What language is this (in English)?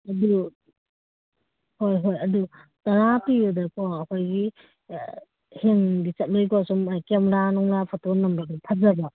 Manipuri